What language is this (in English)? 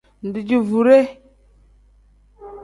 Tem